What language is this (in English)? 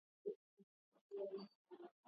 Asturian